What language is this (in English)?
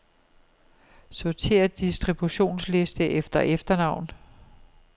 Danish